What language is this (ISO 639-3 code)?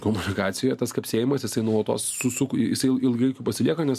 lit